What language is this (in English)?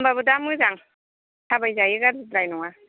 Bodo